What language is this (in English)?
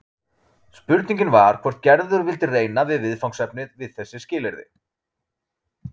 Icelandic